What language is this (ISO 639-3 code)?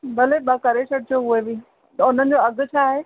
snd